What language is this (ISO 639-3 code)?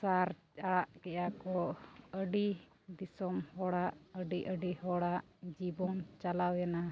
sat